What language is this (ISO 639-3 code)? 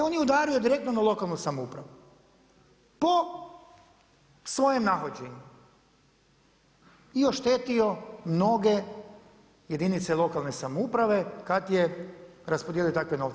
hrv